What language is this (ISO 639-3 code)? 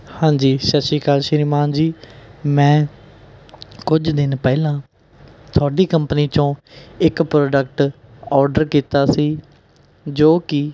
pan